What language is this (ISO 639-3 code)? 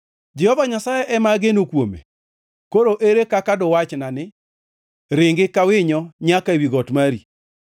luo